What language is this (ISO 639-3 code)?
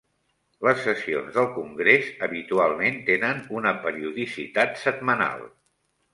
cat